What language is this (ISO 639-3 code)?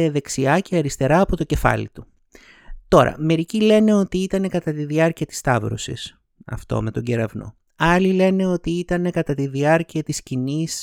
ell